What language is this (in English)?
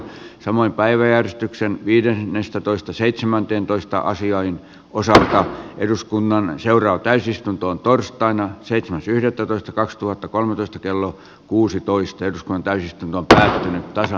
Finnish